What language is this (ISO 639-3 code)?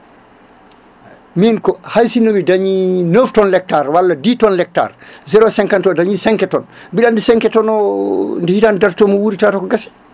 ful